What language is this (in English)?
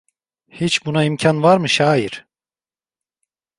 Turkish